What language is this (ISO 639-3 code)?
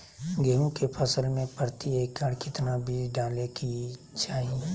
mag